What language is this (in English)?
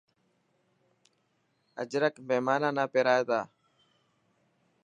Dhatki